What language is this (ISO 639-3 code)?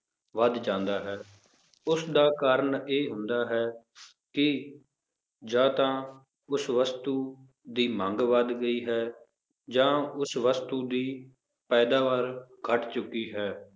pan